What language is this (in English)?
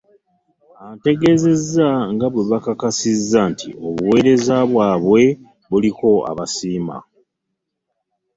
Ganda